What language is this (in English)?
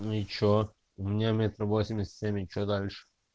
Russian